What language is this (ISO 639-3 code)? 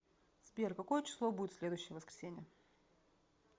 rus